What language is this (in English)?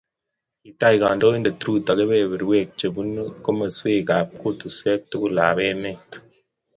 Kalenjin